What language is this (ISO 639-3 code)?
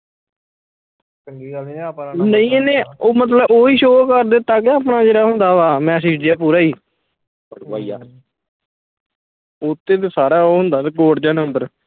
pan